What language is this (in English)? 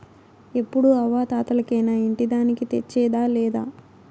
Telugu